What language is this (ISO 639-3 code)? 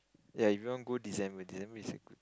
eng